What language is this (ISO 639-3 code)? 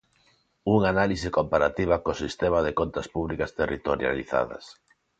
glg